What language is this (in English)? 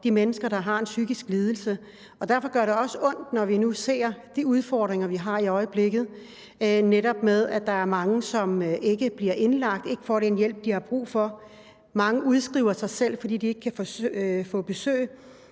Danish